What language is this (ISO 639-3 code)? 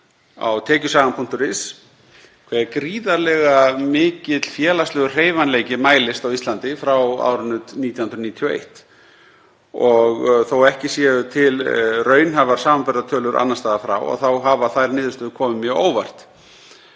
isl